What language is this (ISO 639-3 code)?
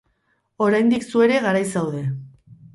eus